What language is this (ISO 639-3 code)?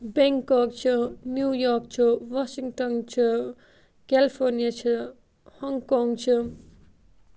kas